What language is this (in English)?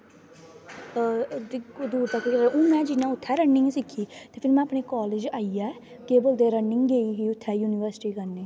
Dogri